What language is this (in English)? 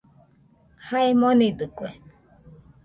Nüpode Huitoto